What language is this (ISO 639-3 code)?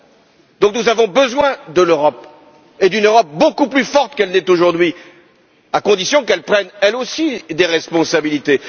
fra